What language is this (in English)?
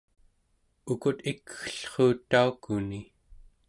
Central Yupik